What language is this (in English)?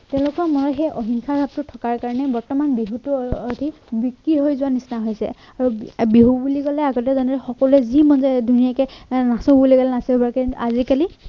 Assamese